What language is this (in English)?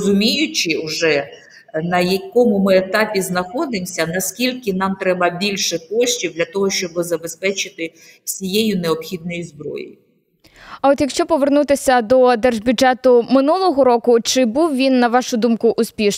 Ukrainian